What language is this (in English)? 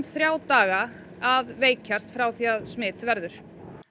Icelandic